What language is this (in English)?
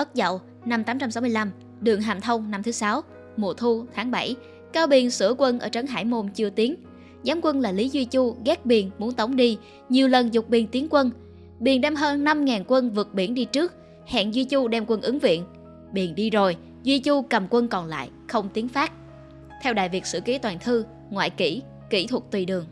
Vietnamese